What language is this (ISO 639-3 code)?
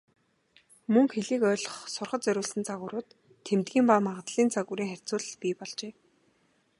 mon